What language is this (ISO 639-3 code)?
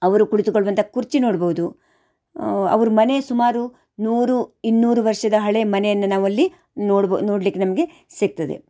kan